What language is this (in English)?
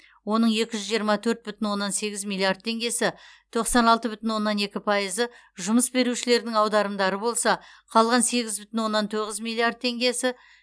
Kazakh